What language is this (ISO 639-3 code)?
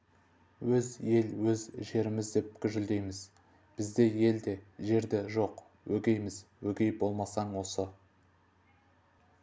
kaz